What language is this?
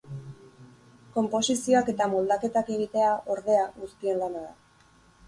Basque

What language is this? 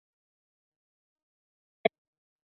Chinese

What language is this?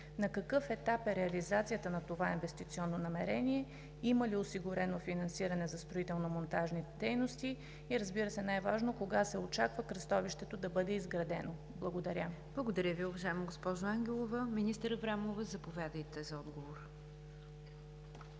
Bulgarian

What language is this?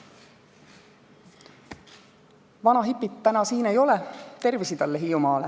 Estonian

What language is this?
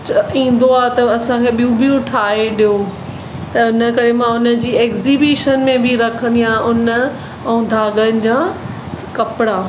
Sindhi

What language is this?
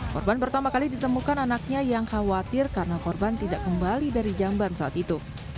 Indonesian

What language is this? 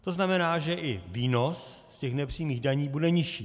Czech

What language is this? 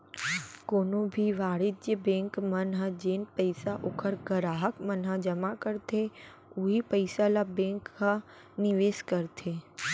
Chhattisgarhi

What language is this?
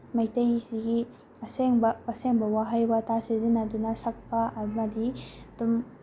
Manipuri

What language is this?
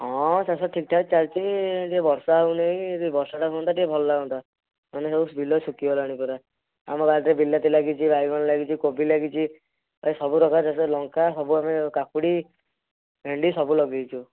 Odia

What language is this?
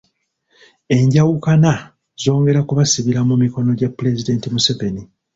Ganda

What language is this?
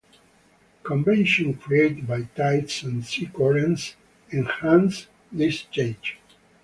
English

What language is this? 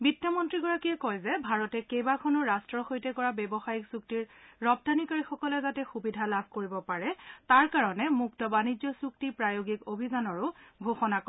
Assamese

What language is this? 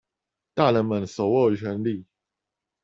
Chinese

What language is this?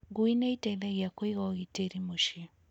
Kikuyu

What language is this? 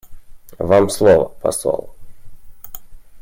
Russian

